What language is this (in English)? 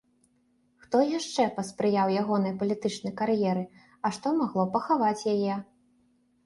Belarusian